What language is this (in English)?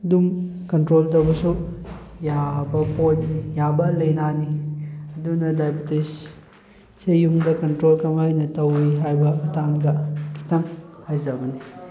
Manipuri